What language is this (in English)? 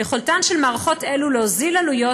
Hebrew